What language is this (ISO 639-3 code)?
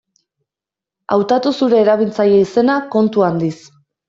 eus